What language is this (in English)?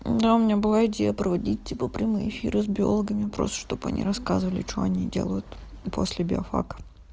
Russian